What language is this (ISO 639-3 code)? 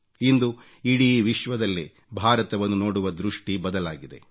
kan